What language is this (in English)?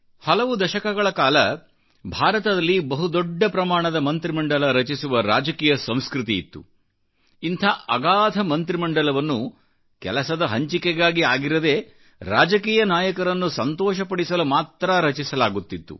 Kannada